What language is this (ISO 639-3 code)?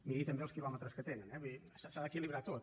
cat